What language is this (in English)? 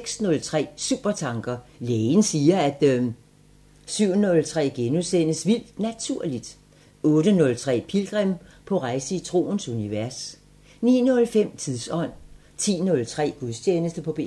Danish